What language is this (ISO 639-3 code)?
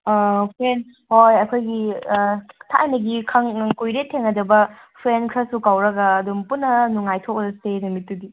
mni